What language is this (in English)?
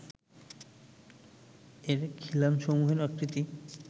Bangla